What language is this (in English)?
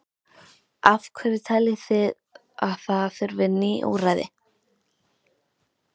Icelandic